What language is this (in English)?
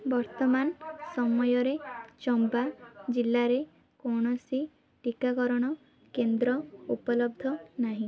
Odia